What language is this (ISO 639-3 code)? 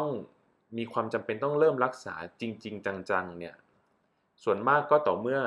tha